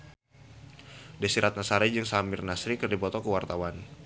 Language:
Sundanese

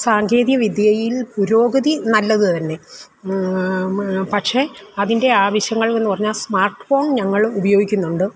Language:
Malayalam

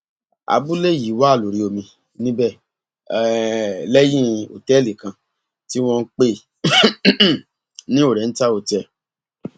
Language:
Yoruba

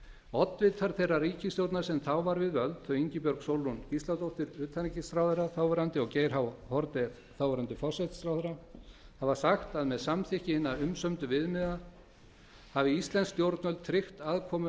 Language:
Icelandic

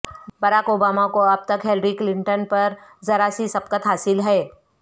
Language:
Urdu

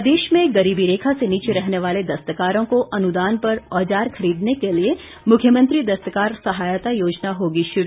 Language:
Hindi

